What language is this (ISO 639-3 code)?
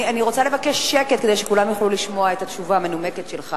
heb